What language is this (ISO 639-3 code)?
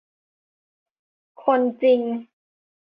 tha